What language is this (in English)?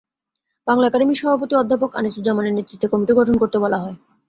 Bangla